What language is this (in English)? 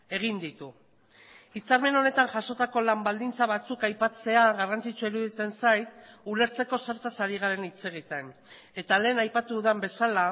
Basque